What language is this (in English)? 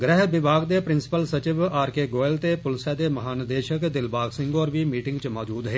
Dogri